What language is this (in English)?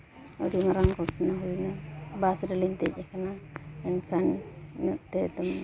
Santali